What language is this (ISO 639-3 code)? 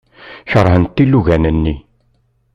kab